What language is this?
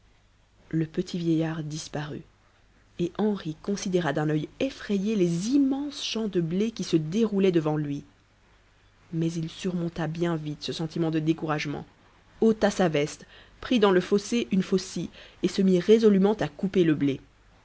French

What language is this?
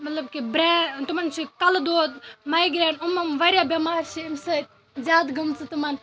Kashmiri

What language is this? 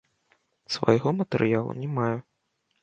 Belarusian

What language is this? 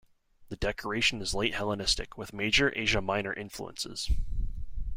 English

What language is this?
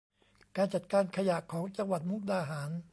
Thai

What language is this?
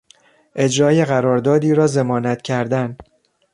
Persian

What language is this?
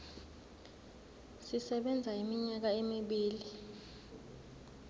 Zulu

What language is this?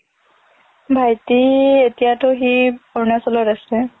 Assamese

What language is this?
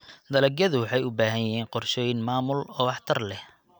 Somali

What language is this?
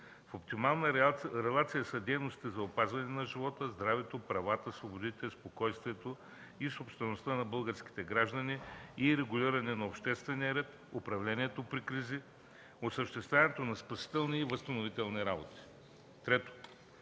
Bulgarian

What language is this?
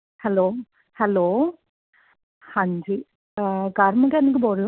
Punjabi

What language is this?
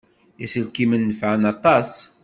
Kabyle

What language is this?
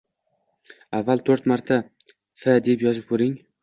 Uzbek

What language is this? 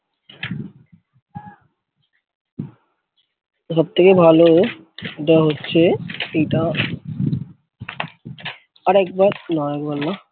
Bangla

